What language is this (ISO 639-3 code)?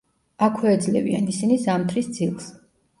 kat